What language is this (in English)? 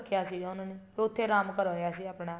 Punjabi